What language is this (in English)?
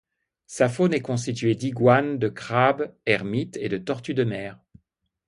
French